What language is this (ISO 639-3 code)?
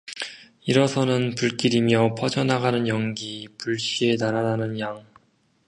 kor